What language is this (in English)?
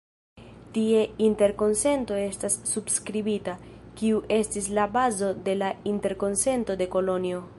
Esperanto